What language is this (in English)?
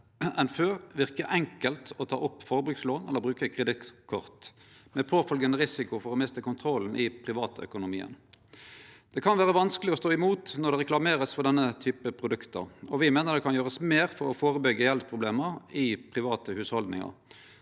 Norwegian